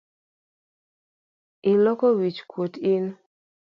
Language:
Luo (Kenya and Tanzania)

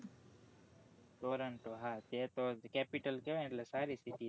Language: Gujarati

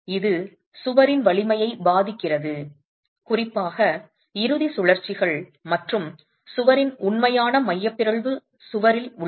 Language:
Tamil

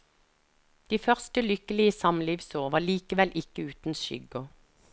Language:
Norwegian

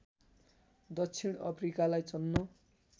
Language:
Nepali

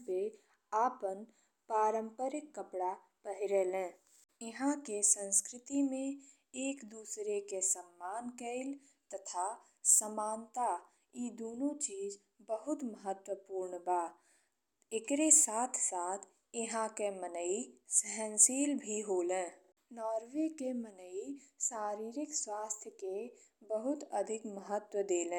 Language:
Bhojpuri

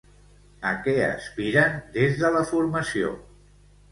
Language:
Catalan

